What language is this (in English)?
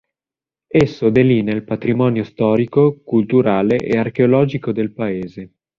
Italian